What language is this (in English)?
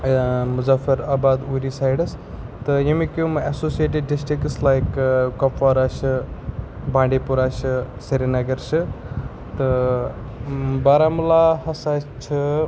Kashmiri